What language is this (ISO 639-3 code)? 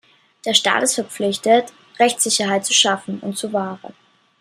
deu